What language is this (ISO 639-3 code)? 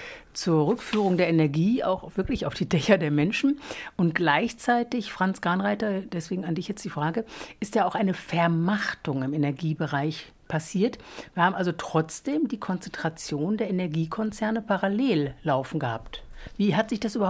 deu